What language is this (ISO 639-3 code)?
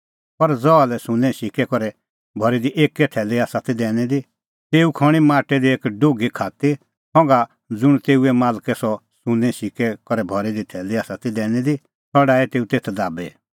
kfx